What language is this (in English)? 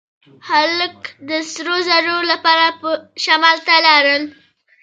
Pashto